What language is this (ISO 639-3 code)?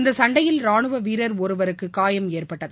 tam